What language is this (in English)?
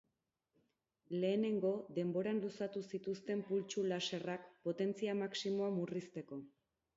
Basque